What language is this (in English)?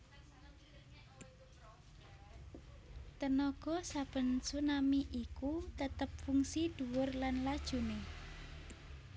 Javanese